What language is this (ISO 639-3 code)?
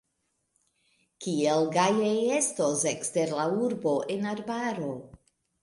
epo